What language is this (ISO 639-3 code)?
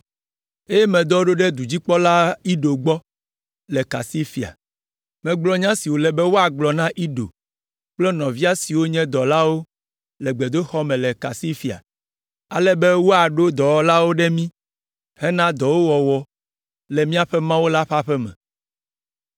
ewe